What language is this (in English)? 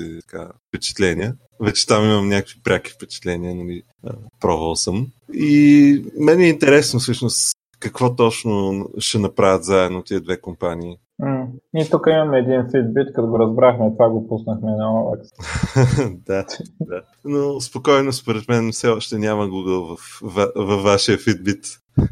Bulgarian